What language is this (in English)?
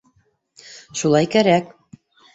Bashkir